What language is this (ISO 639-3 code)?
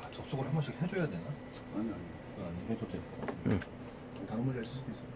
kor